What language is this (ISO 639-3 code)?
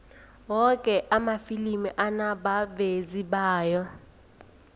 nbl